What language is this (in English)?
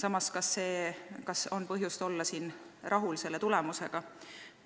Estonian